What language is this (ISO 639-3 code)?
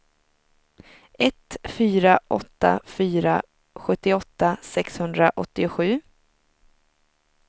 swe